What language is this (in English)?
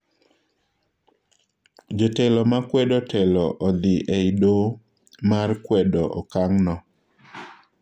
Luo (Kenya and Tanzania)